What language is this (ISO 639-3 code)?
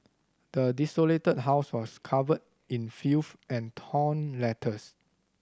eng